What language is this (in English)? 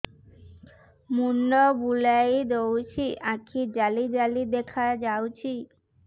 Odia